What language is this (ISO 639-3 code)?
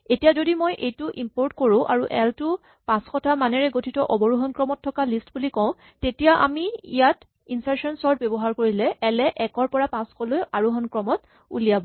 asm